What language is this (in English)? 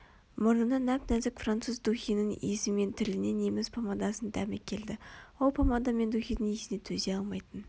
Kazakh